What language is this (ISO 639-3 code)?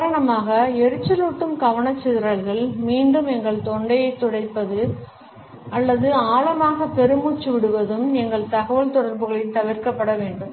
tam